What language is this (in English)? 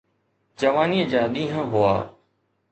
Sindhi